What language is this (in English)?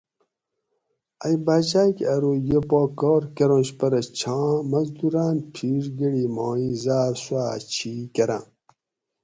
Gawri